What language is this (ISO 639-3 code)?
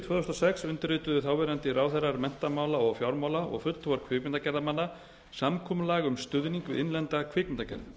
isl